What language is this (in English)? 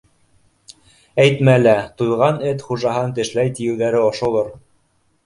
Bashkir